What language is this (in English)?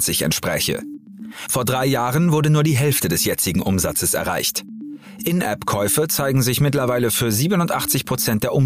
German